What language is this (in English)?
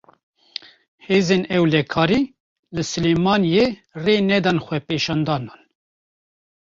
Kurdish